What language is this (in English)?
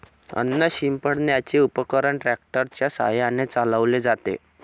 Marathi